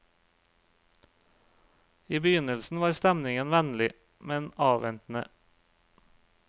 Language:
Norwegian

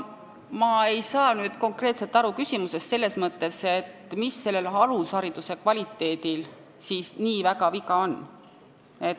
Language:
Estonian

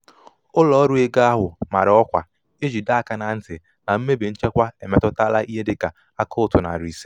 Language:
Igbo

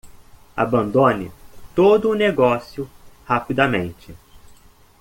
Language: Portuguese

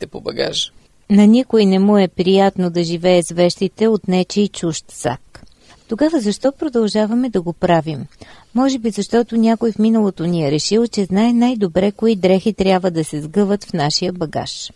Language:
Bulgarian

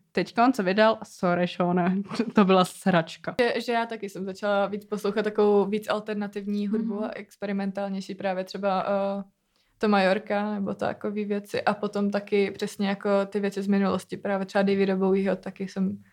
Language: Czech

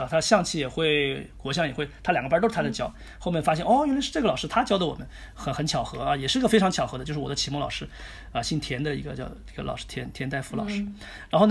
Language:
Chinese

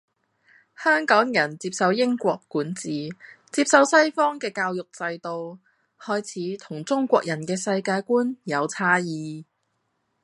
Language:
Cantonese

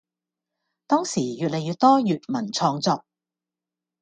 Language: Cantonese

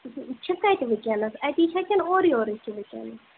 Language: Kashmiri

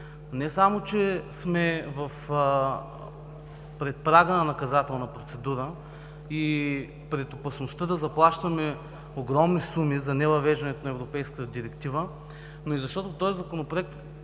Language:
Bulgarian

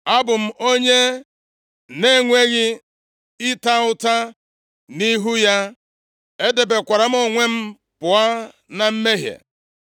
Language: Igbo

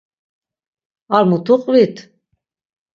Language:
Laz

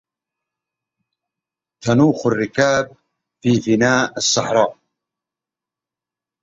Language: Arabic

